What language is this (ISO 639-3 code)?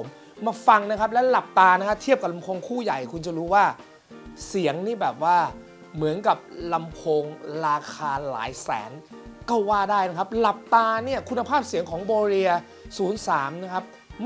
tha